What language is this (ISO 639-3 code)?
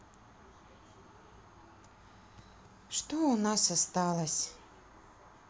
rus